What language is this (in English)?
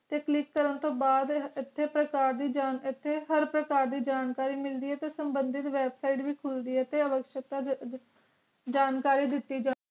Punjabi